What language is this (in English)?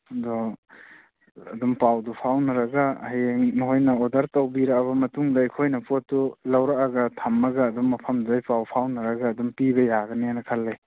Manipuri